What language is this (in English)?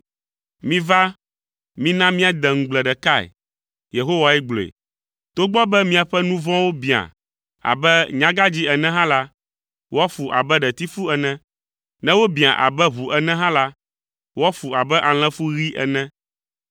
Ewe